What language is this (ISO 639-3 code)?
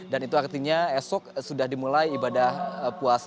ind